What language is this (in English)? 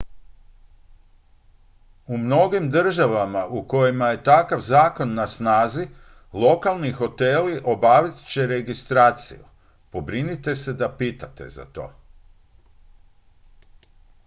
Croatian